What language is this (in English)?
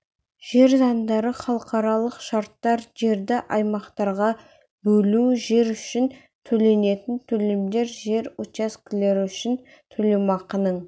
Kazakh